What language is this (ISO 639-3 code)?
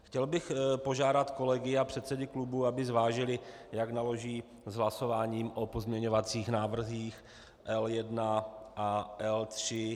ces